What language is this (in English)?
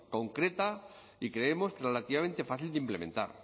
Spanish